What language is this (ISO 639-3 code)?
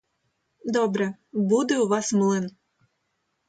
ukr